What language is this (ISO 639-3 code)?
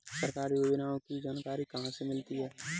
hin